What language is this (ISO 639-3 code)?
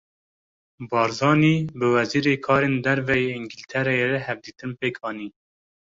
kur